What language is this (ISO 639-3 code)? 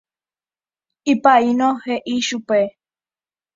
grn